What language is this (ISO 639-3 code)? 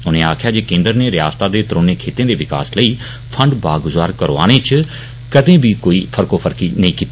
doi